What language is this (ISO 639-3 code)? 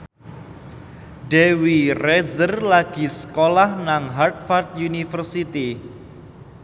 jav